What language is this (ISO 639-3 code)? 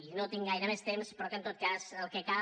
cat